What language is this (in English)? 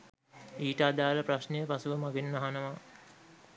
Sinhala